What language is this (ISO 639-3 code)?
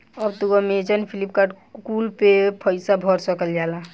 bho